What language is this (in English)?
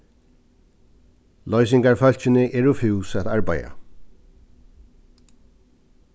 Faroese